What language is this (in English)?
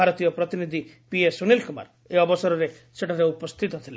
Odia